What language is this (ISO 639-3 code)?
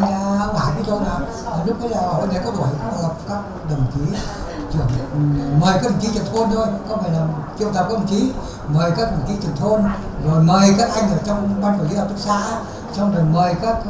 vie